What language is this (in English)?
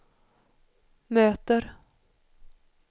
Swedish